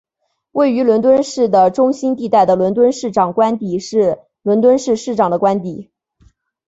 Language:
Chinese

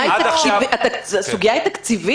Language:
Hebrew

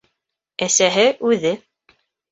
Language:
Bashkir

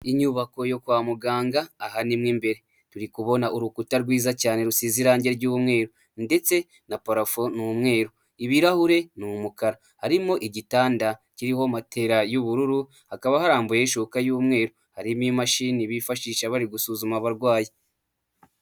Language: Kinyarwanda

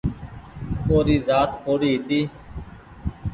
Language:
Goaria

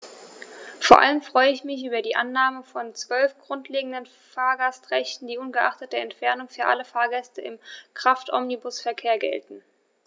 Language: German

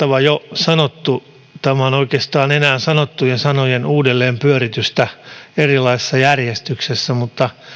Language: Finnish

